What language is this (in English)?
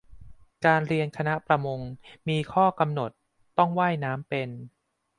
Thai